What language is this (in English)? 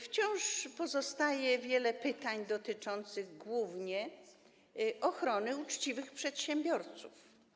Polish